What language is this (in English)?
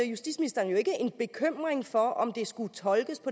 Danish